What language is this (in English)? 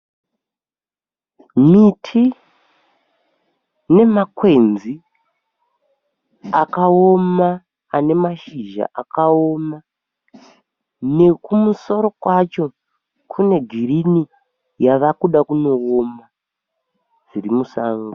Shona